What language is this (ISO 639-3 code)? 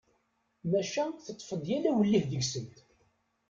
kab